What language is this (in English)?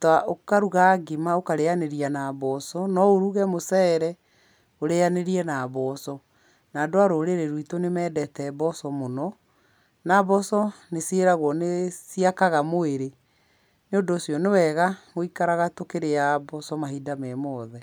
Kikuyu